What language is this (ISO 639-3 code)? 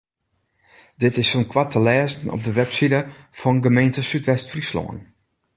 fry